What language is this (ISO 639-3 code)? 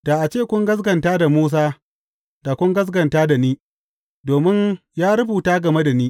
hau